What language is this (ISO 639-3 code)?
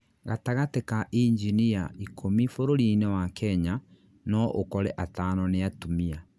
kik